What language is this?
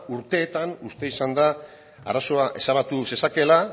Basque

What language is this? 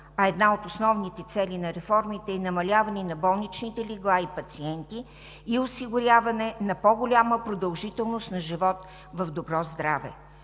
Bulgarian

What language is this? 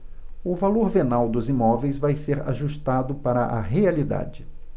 Portuguese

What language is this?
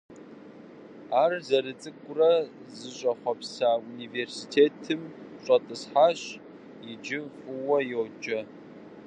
Kabardian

